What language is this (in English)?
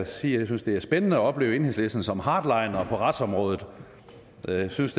Danish